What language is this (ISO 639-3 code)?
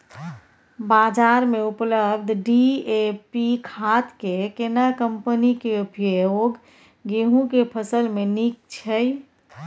mai